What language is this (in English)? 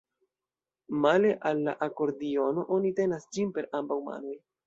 Esperanto